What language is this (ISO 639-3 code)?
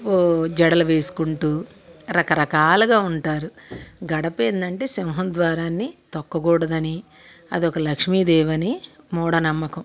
tel